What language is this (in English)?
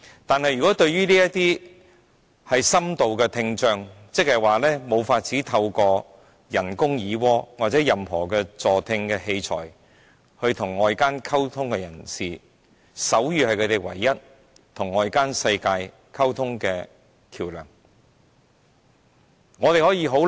Cantonese